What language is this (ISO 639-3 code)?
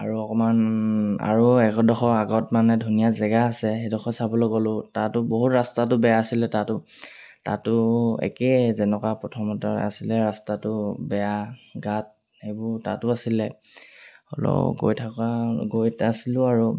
asm